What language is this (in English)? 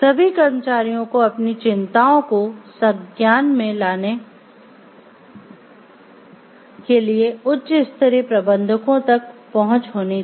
Hindi